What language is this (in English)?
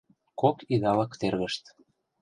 Mari